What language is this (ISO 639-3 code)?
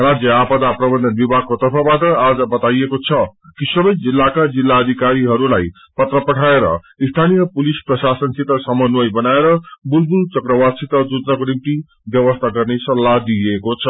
nep